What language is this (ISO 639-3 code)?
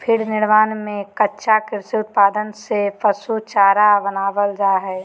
mag